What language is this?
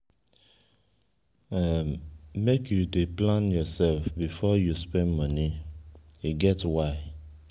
Nigerian Pidgin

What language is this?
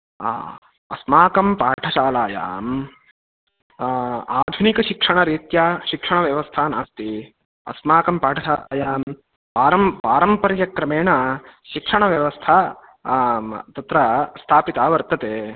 Sanskrit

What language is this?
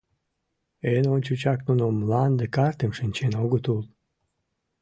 Mari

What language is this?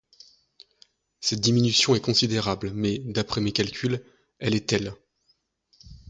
French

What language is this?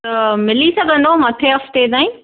Sindhi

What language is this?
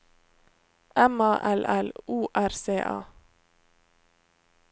Norwegian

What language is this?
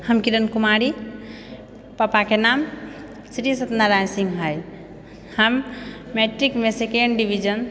Maithili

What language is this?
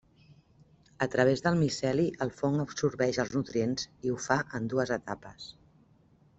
Catalan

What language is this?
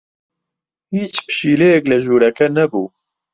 Central Kurdish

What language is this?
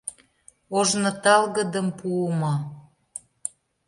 Mari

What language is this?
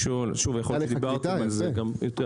Hebrew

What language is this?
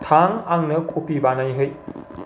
Bodo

